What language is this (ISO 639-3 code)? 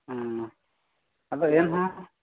sat